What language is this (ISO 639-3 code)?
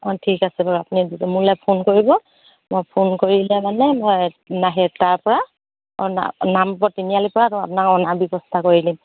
asm